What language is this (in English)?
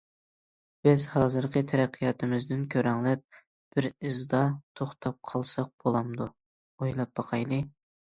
Uyghur